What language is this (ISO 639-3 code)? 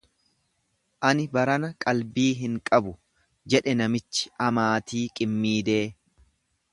orm